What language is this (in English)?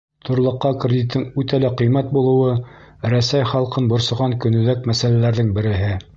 Bashkir